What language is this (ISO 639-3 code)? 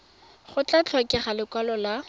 tsn